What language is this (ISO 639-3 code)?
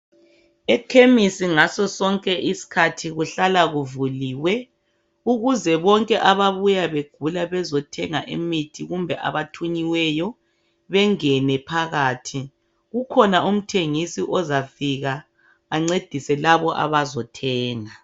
nde